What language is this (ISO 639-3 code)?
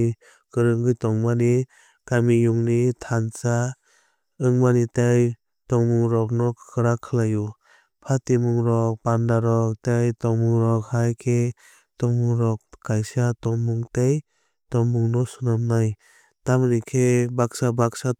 trp